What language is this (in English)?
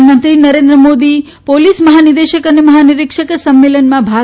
Gujarati